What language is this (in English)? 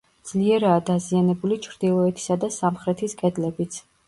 Georgian